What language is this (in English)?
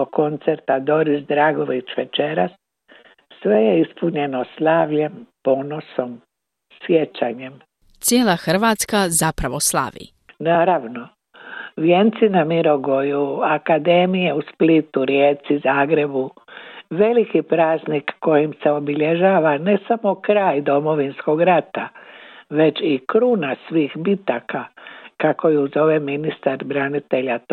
Croatian